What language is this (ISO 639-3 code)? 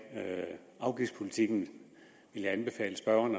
dan